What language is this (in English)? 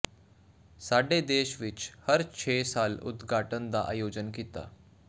Punjabi